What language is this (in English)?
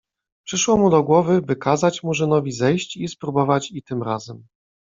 Polish